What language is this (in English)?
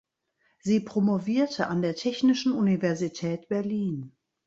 German